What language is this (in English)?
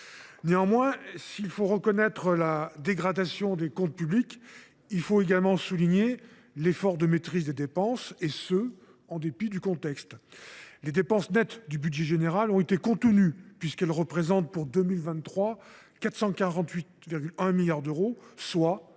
French